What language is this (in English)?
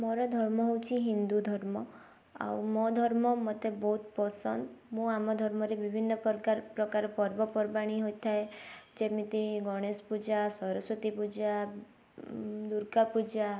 Odia